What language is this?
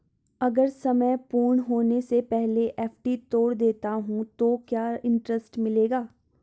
Hindi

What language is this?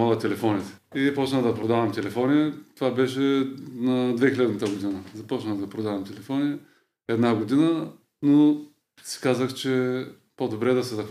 Bulgarian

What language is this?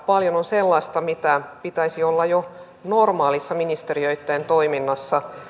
Finnish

